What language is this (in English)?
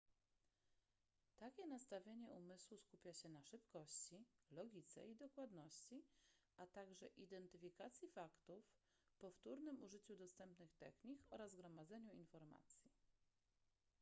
Polish